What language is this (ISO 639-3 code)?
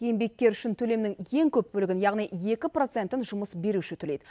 kaz